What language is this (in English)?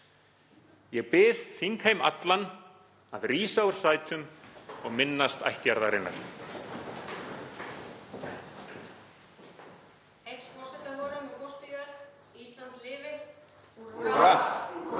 Icelandic